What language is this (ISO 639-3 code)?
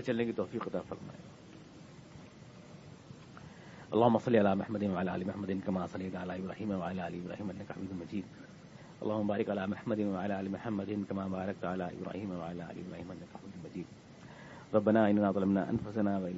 urd